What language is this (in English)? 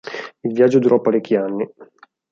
Italian